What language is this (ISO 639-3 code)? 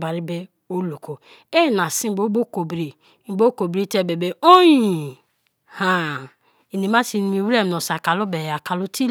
ijn